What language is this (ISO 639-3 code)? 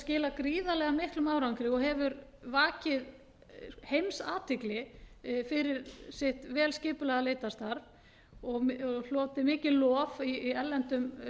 isl